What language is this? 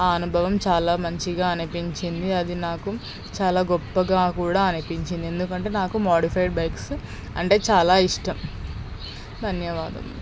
Telugu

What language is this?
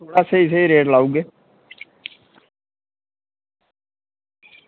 Dogri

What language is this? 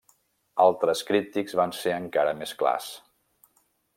Catalan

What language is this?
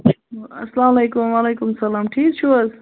Kashmiri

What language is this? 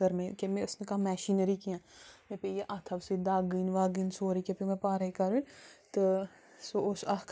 Kashmiri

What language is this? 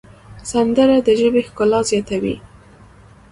Pashto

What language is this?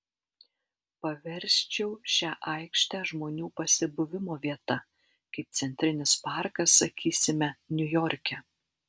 Lithuanian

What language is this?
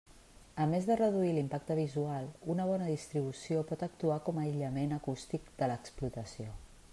Catalan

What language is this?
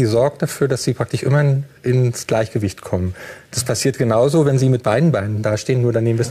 German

